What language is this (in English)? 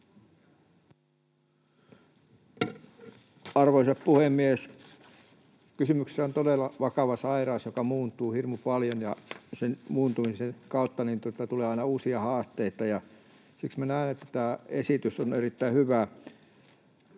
Finnish